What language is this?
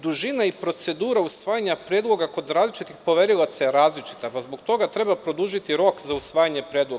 Serbian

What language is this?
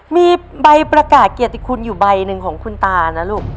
Thai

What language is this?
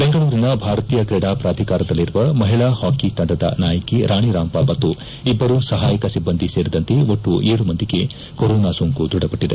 Kannada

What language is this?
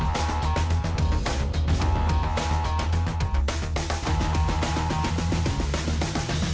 Thai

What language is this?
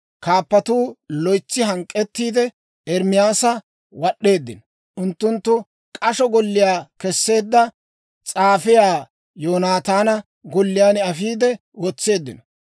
Dawro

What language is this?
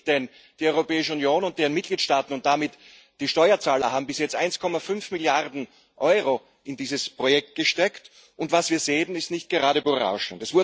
German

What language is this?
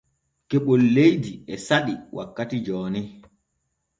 Borgu Fulfulde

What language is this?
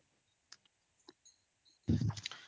Odia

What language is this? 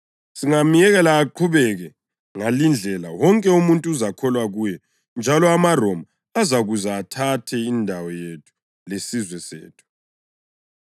North Ndebele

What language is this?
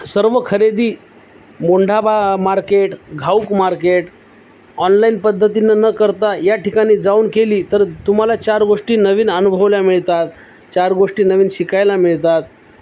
Marathi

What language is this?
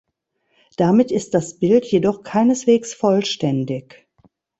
German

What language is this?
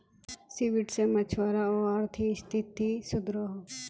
Magahi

